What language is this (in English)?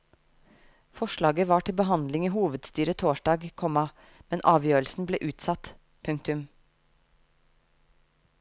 Norwegian